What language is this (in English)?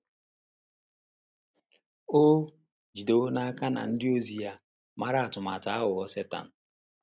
Igbo